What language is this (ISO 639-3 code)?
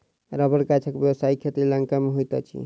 mai